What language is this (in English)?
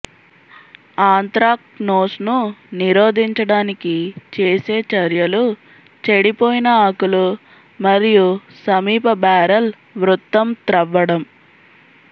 Telugu